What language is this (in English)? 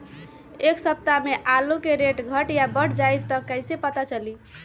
Magahi